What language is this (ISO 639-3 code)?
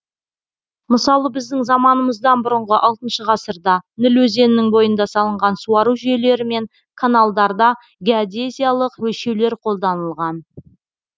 kaz